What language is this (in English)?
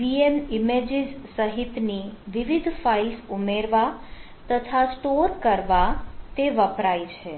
Gujarati